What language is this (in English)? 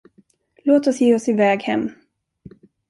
Swedish